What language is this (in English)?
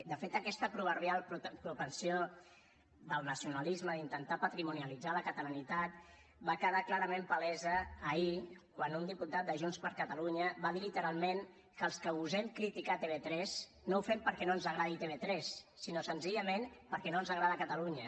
Catalan